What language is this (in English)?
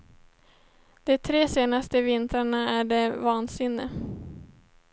Swedish